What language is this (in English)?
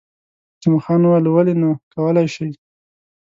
Pashto